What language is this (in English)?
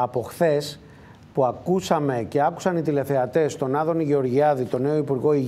Greek